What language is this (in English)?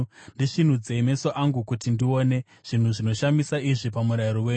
Shona